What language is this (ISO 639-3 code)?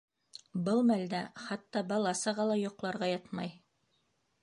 bak